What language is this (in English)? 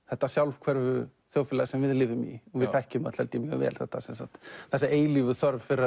Icelandic